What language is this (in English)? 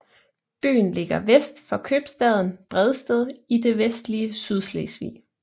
Danish